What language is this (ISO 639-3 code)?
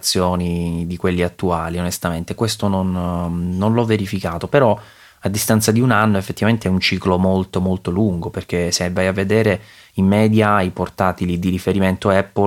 ita